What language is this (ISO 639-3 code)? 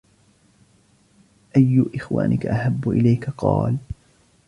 ara